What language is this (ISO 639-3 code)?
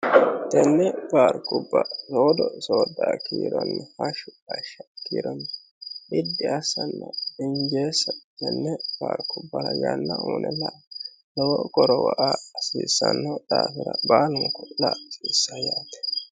sid